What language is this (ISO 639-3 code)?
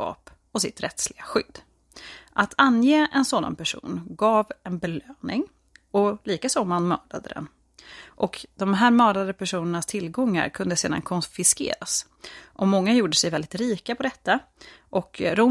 swe